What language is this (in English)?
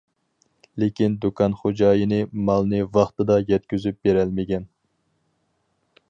Uyghur